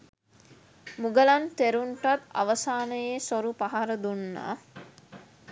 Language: Sinhala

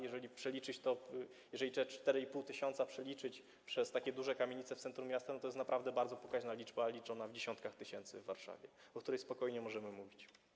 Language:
Polish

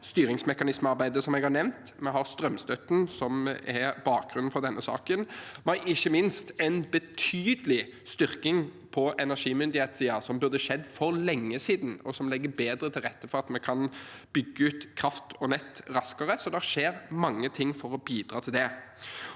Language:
Norwegian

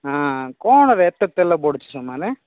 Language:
Odia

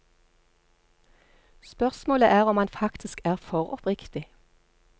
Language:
Norwegian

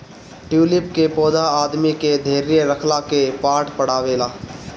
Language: Bhojpuri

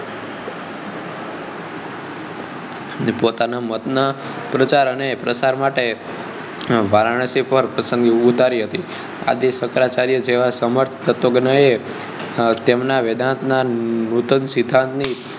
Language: Gujarati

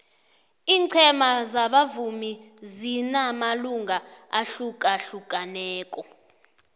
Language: South Ndebele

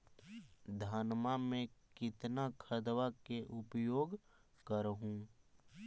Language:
Magahi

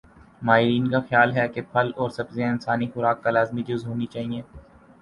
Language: Urdu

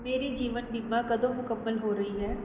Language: Punjabi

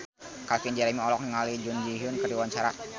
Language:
Sundanese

